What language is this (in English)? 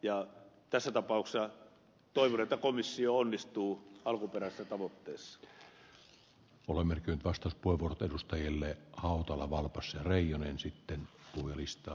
Finnish